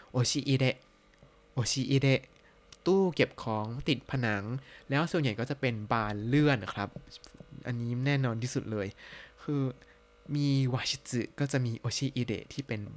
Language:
Thai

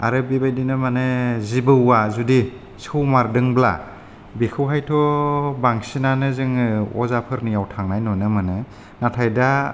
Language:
Bodo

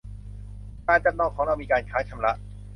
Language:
Thai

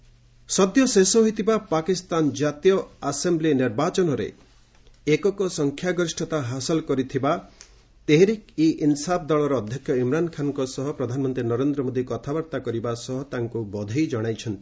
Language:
Odia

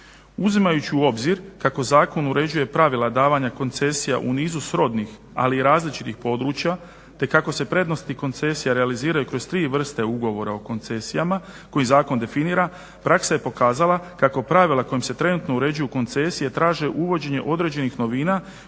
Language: Croatian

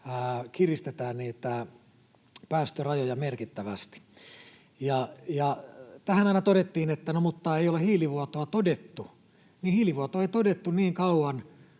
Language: Finnish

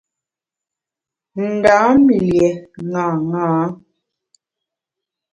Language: Bamun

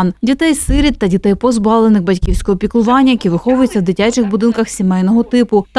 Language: Ukrainian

